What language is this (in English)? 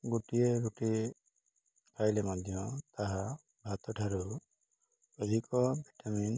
Odia